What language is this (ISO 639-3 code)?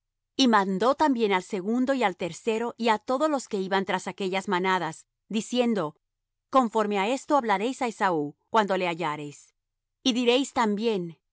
spa